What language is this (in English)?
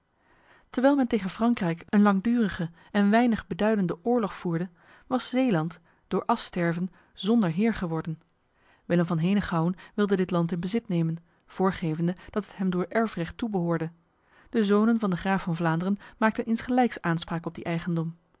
Dutch